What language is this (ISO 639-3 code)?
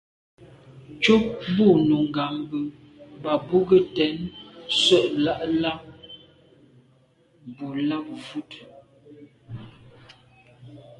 byv